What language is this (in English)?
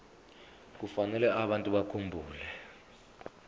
Zulu